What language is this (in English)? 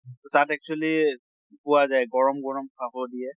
Assamese